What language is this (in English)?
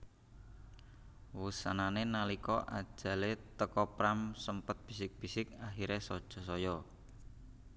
Javanese